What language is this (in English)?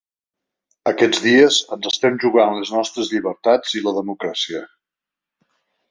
Catalan